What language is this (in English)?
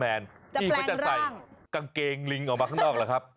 Thai